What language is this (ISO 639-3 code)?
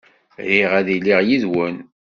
kab